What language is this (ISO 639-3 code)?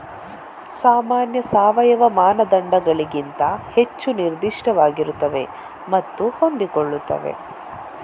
kan